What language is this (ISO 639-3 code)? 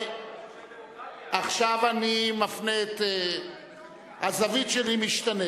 heb